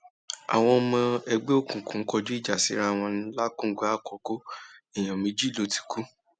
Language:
Yoruba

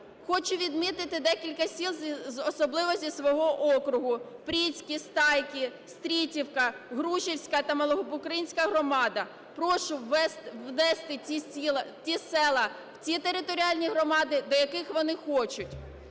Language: Ukrainian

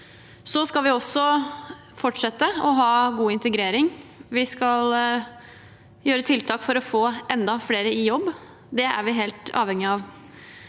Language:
Norwegian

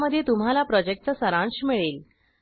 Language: Marathi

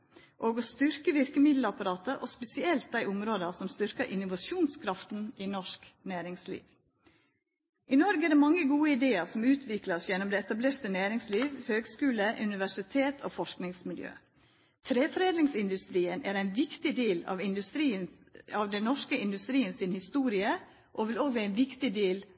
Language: Norwegian Nynorsk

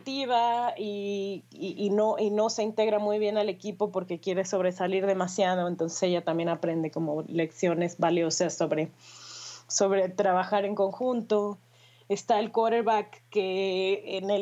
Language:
Spanish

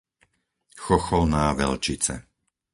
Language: Slovak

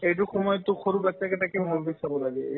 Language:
Assamese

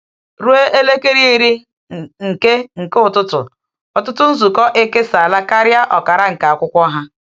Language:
Igbo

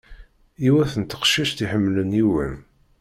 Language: Kabyle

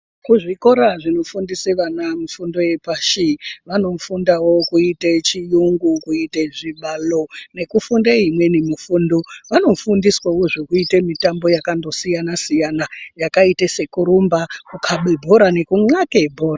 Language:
Ndau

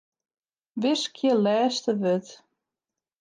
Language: Western Frisian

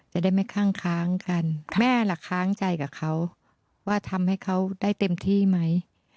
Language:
Thai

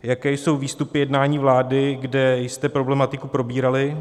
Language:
Czech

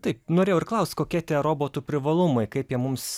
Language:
Lithuanian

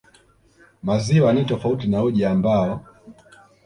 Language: Swahili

